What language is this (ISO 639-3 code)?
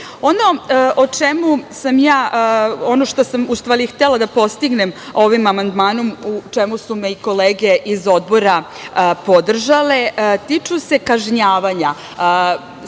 srp